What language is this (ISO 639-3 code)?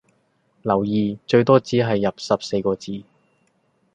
yue